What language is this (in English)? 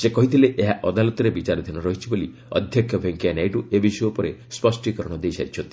Odia